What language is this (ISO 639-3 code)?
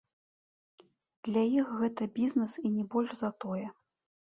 bel